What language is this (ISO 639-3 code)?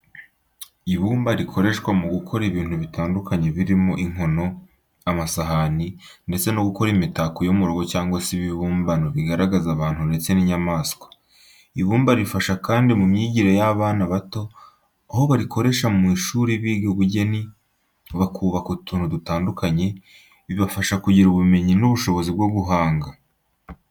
kin